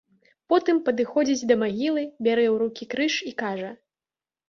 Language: Belarusian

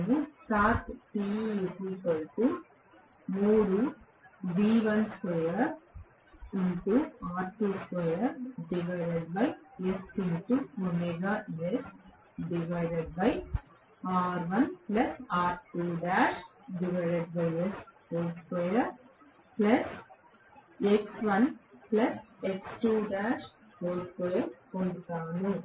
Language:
Telugu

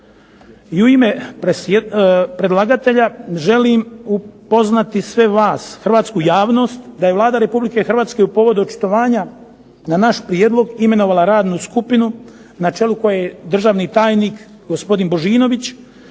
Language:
Croatian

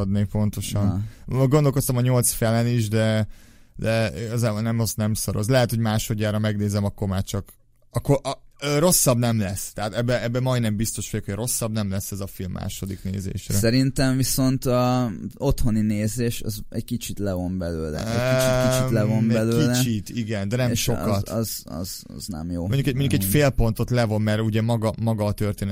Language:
Hungarian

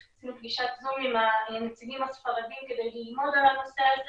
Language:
Hebrew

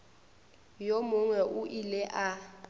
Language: Northern Sotho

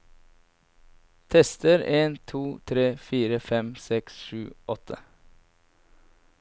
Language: Norwegian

